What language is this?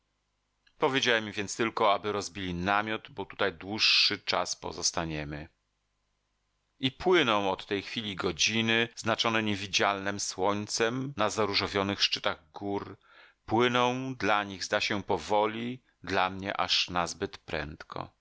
Polish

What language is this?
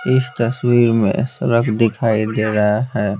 Hindi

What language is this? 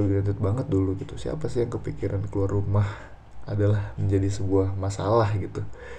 Indonesian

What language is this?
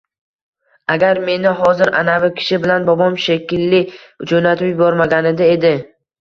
Uzbek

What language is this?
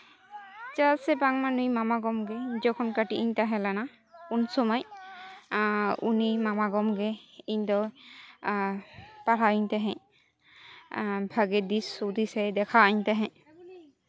Santali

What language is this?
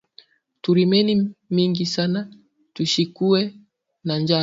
Swahili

